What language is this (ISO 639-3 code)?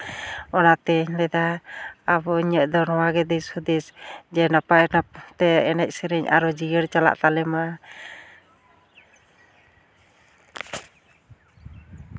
sat